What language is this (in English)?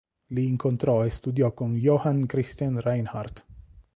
Italian